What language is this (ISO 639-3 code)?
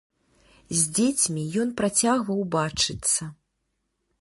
bel